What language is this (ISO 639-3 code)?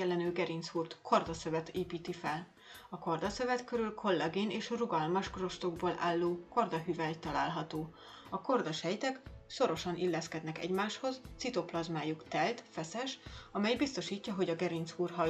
hun